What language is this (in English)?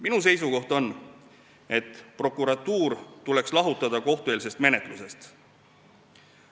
Estonian